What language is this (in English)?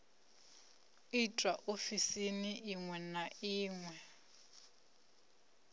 Venda